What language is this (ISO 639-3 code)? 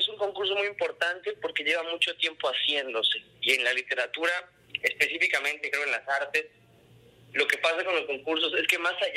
spa